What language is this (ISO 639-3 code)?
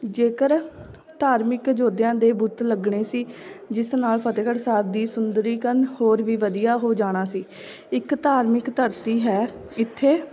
pan